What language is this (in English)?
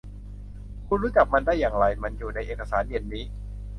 Thai